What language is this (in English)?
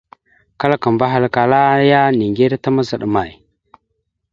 Mada (Cameroon)